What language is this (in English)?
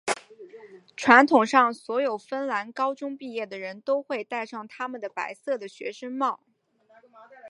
Chinese